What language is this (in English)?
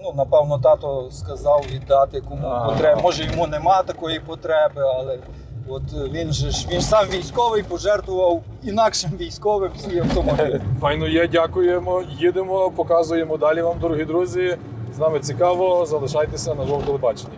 Ukrainian